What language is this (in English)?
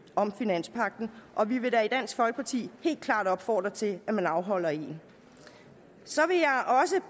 Danish